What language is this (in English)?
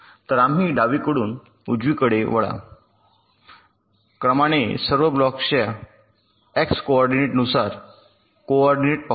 Marathi